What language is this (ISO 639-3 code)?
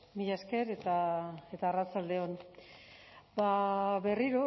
eus